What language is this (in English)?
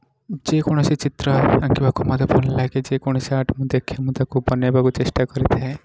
Odia